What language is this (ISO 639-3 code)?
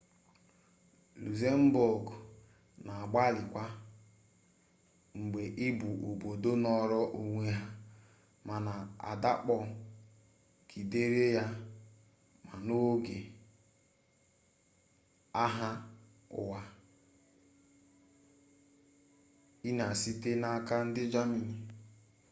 ibo